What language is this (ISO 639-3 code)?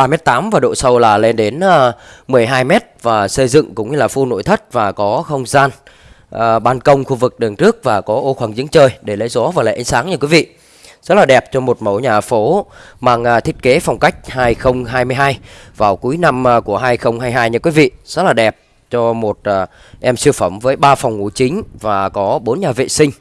vie